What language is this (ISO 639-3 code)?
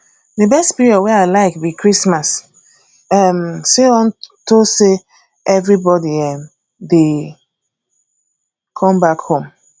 pcm